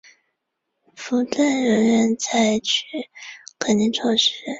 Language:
Chinese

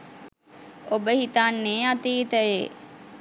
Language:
Sinhala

